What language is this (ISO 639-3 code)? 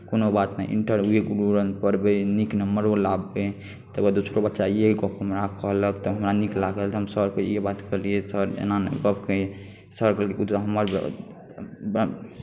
mai